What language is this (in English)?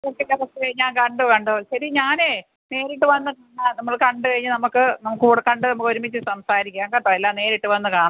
Malayalam